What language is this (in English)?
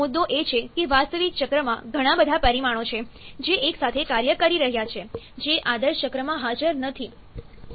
Gujarati